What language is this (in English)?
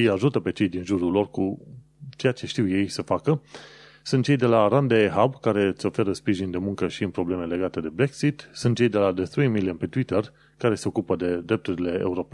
Romanian